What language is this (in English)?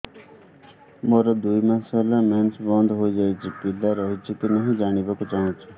Odia